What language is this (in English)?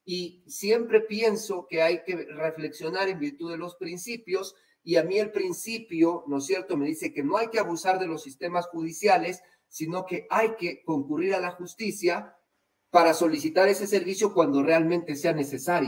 Spanish